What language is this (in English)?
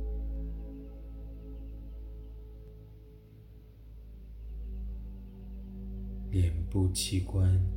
Chinese